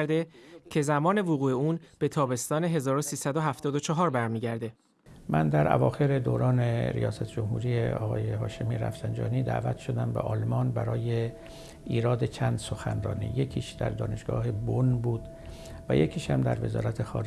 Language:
Persian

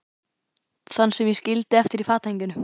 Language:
Icelandic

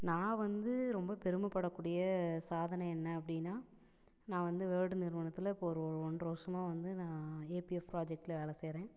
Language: Tamil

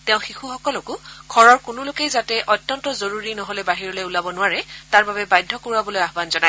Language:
Assamese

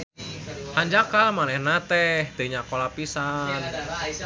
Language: Sundanese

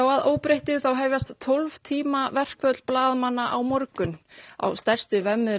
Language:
Icelandic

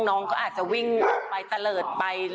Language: Thai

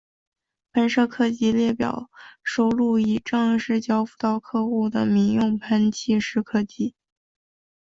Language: Chinese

